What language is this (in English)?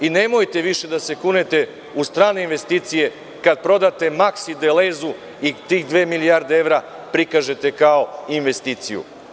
Serbian